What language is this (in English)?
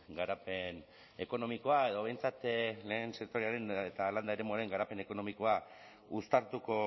Basque